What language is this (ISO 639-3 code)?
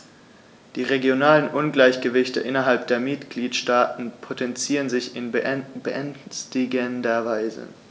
deu